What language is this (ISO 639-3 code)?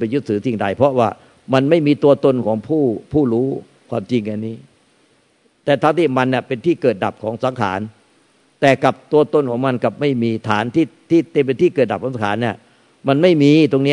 tha